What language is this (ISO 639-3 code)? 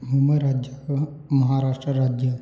san